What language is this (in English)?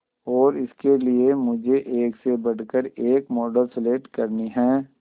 Hindi